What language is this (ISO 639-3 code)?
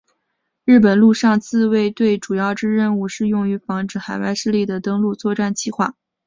zho